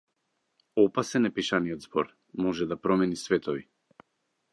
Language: Macedonian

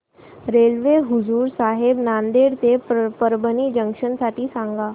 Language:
Marathi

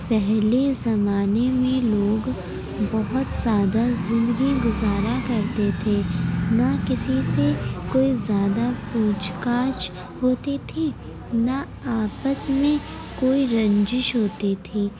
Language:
Urdu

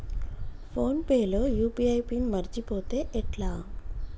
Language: Telugu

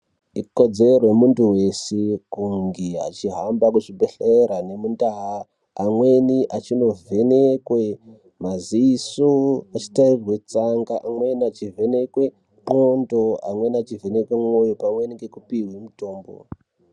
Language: Ndau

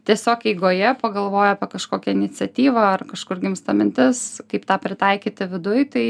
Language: Lithuanian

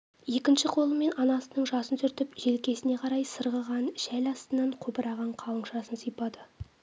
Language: Kazakh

